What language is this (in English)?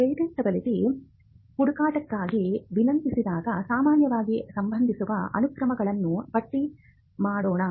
Kannada